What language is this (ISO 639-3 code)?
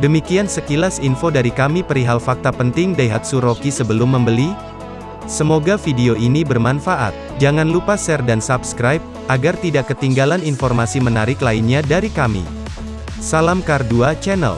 ind